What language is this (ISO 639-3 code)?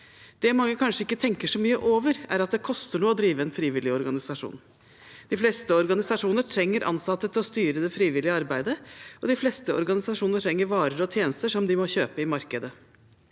nor